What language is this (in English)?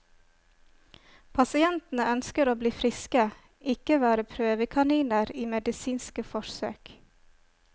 Norwegian